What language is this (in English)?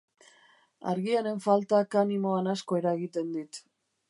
Basque